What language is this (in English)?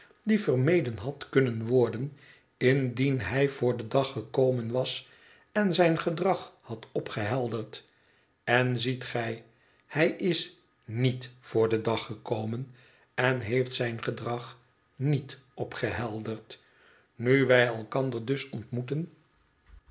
Dutch